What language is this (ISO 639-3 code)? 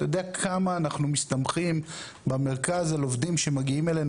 heb